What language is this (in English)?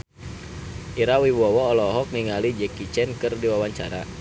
Sundanese